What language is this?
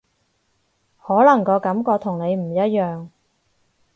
Cantonese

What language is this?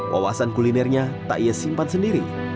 Indonesian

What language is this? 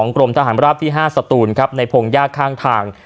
Thai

